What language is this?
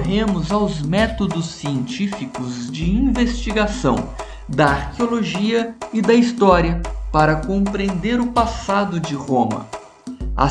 Portuguese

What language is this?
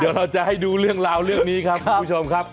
Thai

